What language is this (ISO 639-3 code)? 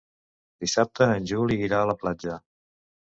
cat